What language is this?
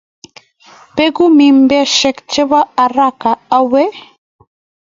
Kalenjin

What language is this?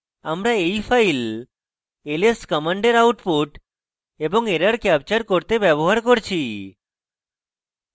Bangla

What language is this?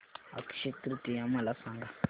Marathi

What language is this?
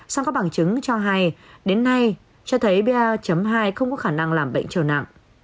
Vietnamese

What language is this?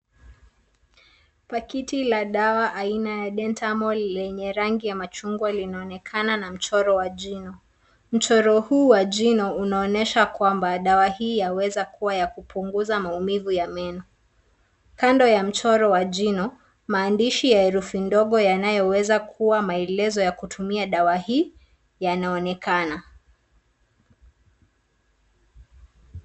Swahili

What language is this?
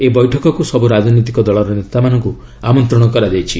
Odia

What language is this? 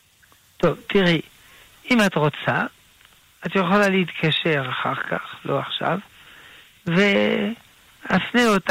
Hebrew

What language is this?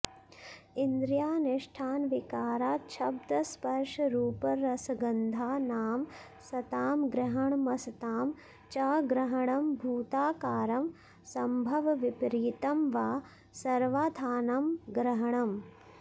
Sanskrit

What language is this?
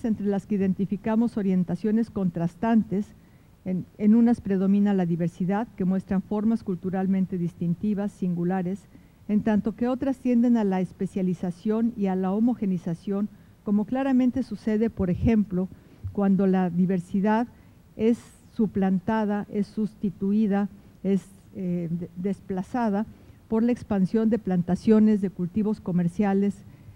Spanish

